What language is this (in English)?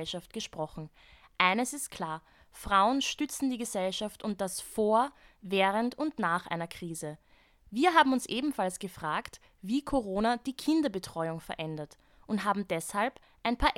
German